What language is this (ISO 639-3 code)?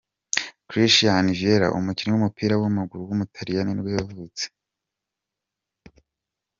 kin